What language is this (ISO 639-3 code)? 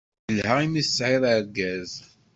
kab